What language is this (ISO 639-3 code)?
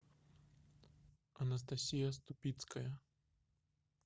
rus